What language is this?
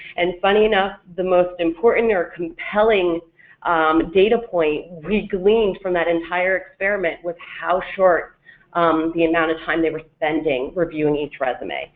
English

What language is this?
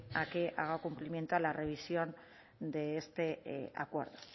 Spanish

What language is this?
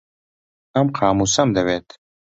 Central Kurdish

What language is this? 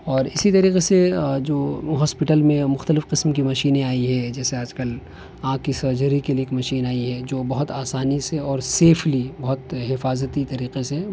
Urdu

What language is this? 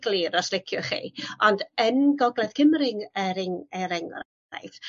Welsh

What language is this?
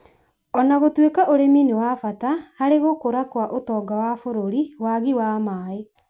Kikuyu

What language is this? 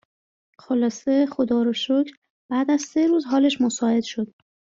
Persian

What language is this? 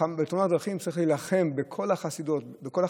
Hebrew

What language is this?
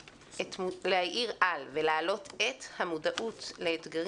Hebrew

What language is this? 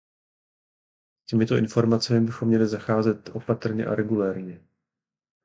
Czech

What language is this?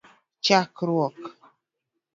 Luo (Kenya and Tanzania)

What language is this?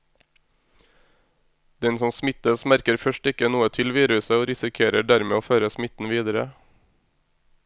Norwegian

